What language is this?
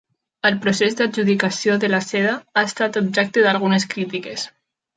Catalan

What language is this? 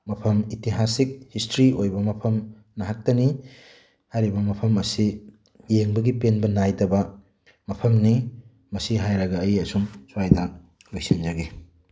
Manipuri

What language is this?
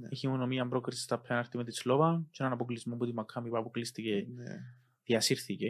Greek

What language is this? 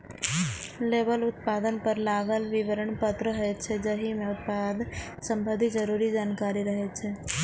Maithili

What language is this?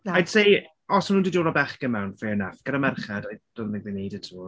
Welsh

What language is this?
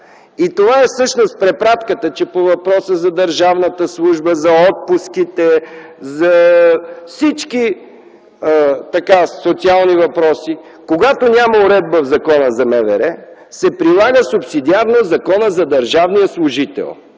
Bulgarian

